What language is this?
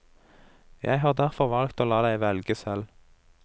Norwegian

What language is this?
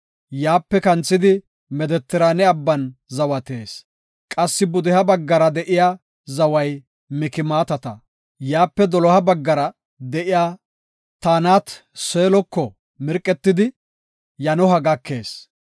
Gofa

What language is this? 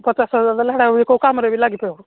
Odia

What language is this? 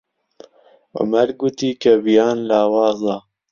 Central Kurdish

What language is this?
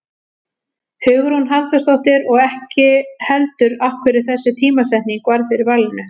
Icelandic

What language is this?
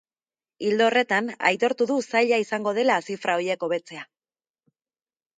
Basque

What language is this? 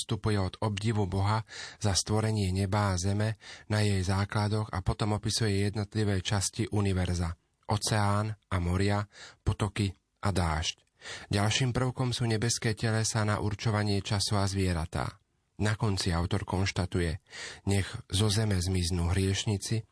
Slovak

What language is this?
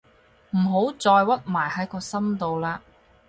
Cantonese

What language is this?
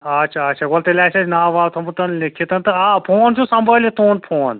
Kashmiri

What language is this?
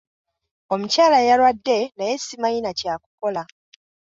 Ganda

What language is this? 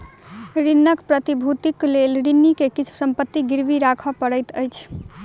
Maithili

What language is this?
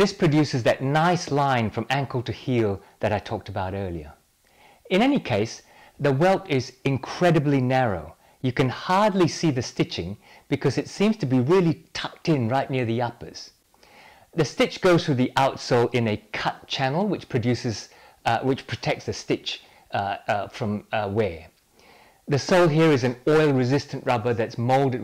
English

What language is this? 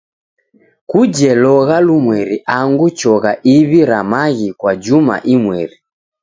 Taita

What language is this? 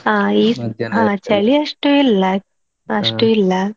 Kannada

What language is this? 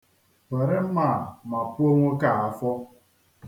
Igbo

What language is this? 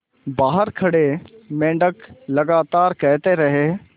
Hindi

